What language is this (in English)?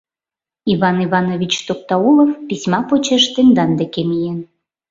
Mari